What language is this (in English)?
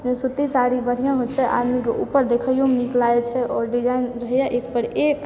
Maithili